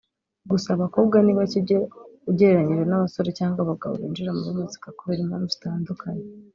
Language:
Kinyarwanda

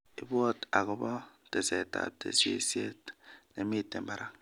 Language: Kalenjin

